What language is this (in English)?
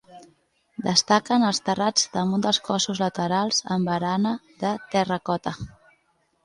Catalan